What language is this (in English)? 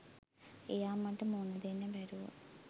Sinhala